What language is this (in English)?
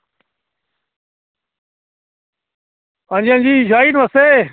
Dogri